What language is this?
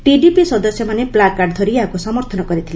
Odia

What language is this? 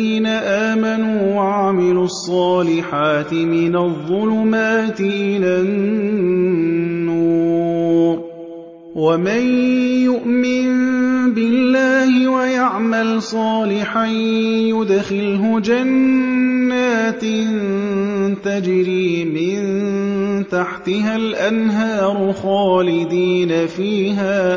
Arabic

